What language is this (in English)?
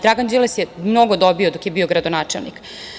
Serbian